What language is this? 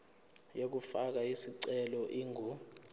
Zulu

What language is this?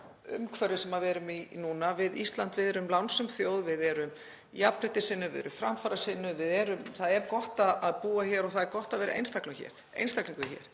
Icelandic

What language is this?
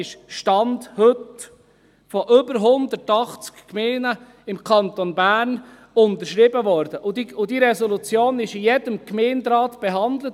Swiss German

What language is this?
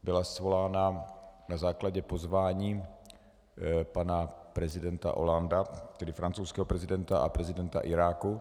Czech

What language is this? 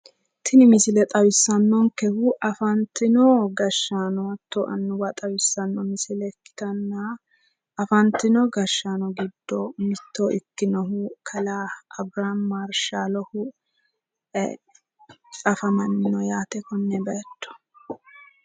Sidamo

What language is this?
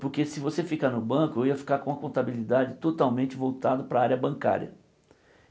Portuguese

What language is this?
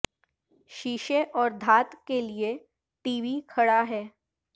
Urdu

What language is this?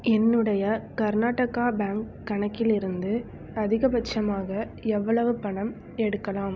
Tamil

